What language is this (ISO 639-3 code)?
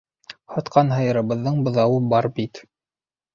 bak